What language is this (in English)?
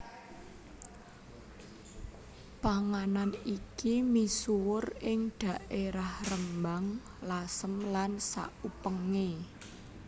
Javanese